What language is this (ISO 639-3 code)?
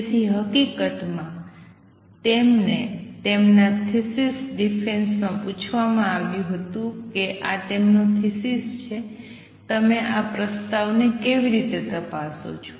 guj